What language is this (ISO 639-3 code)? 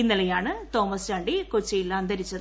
mal